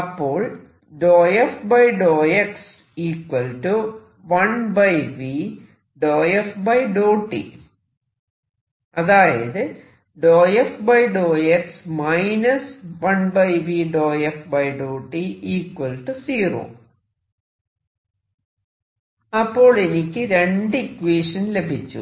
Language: Malayalam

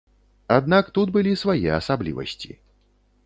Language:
Belarusian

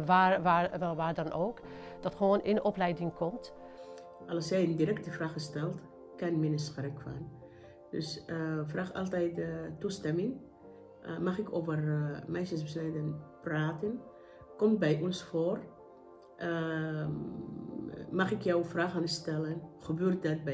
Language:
Dutch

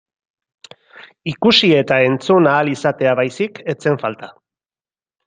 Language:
Basque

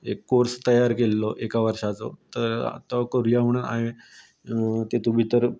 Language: Konkani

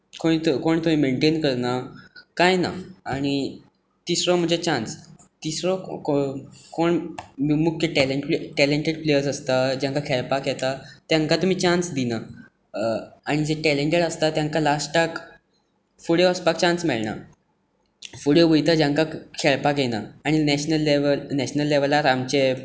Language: Konkani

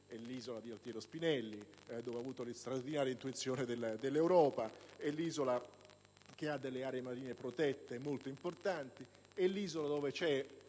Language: Italian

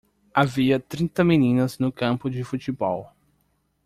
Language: Portuguese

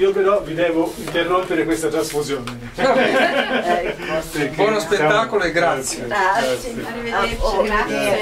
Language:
Italian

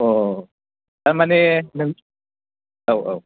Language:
Bodo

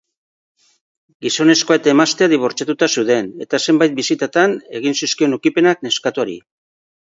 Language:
Basque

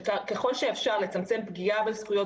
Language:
Hebrew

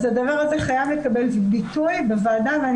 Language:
Hebrew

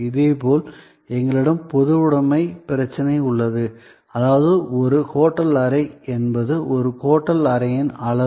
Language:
Tamil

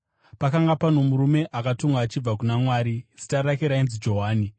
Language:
Shona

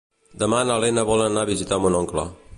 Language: Catalan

